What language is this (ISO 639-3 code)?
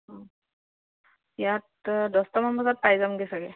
asm